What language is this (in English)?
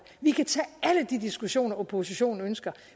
Danish